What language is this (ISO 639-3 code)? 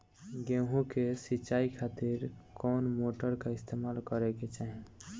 bho